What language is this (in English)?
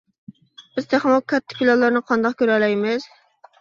Uyghur